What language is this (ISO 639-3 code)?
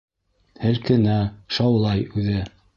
bak